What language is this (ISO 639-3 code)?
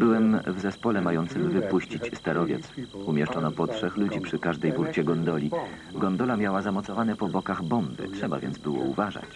pol